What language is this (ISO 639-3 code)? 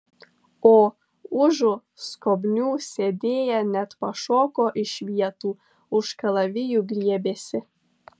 lit